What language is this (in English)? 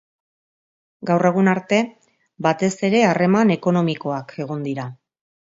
Basque